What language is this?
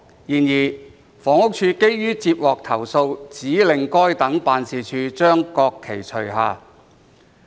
Cantonese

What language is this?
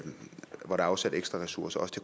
Danish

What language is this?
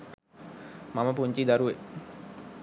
Sinhala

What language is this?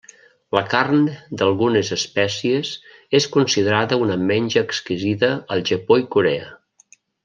Catalan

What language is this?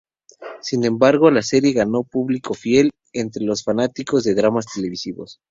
Spanish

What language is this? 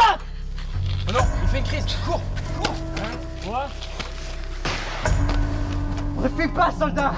French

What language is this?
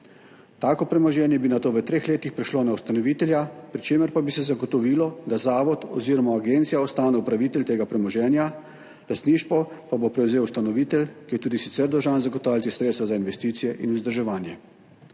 Slovenian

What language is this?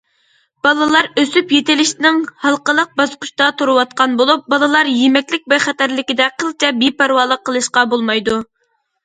Uyghur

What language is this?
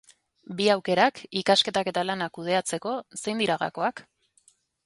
Basque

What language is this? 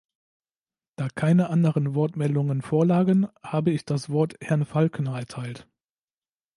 German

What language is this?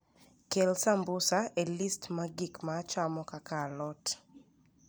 Luo (Kenya and Tanzania)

